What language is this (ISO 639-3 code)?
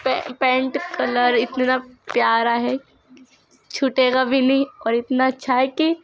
urd